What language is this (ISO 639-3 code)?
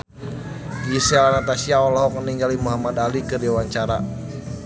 sun